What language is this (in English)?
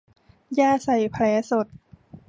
Thai